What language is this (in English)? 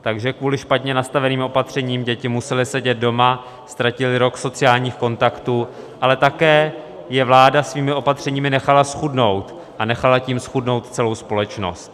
Czech